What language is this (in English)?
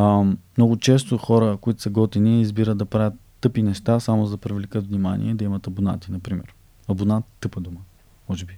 Bulgarian